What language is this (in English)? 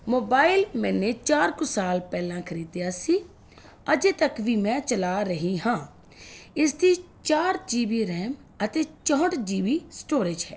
Punjabi